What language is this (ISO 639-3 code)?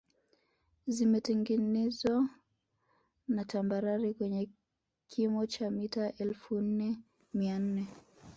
swa